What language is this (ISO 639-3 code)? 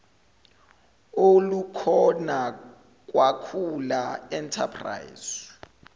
zul